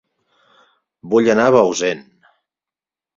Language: Catalan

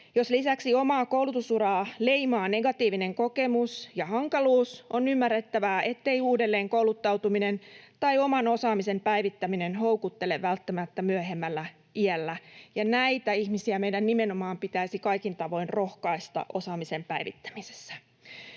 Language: Finnish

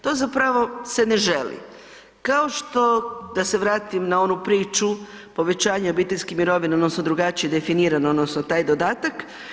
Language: Croatian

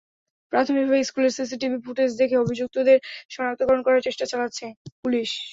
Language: Bangla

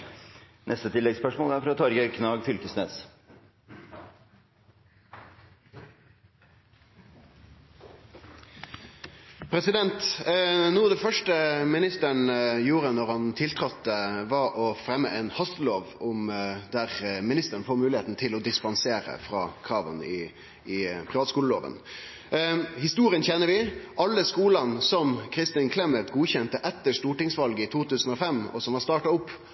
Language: Norwegian Nynorsk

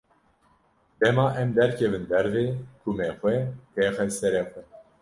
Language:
Kurdish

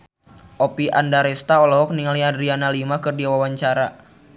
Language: Sundanese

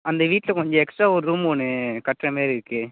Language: Tamil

